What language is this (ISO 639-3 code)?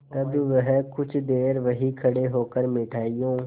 hin